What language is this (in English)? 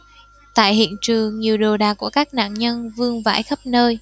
Vietnamese